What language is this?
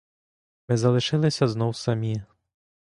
Ukrainian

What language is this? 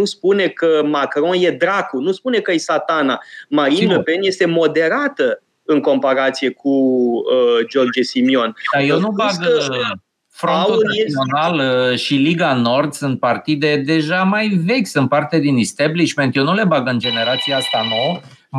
Romanian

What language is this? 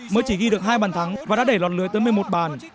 Vietnamese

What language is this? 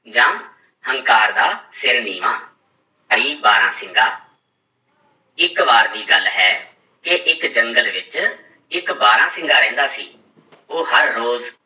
Punjabi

